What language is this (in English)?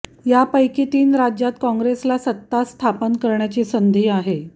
Marathi